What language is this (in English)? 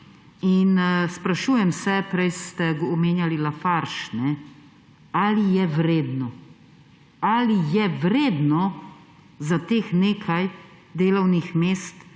Slovenian